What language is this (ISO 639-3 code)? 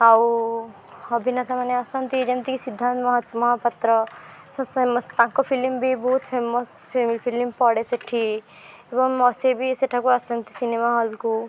ori